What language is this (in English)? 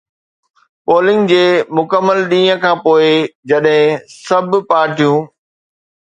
Sindhi